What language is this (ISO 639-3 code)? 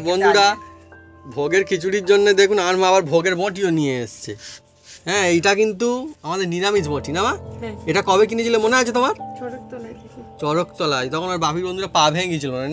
kor